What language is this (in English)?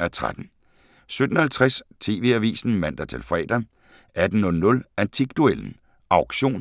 Danish